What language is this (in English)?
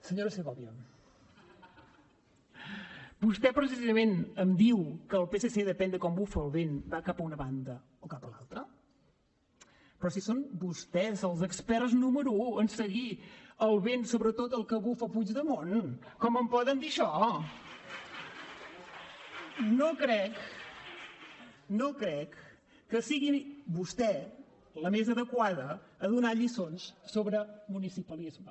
Catalan